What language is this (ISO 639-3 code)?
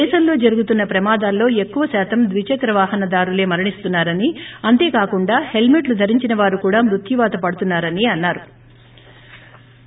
tel